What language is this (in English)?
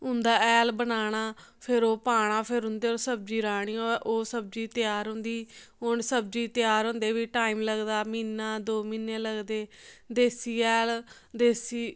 Dogri